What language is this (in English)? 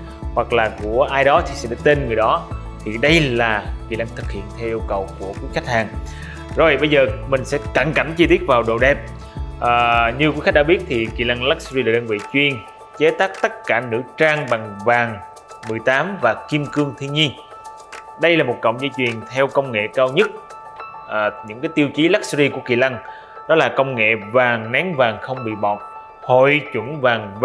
Vietnamese